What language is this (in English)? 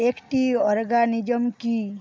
Bangla